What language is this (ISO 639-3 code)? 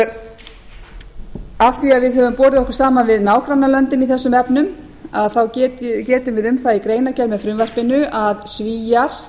isl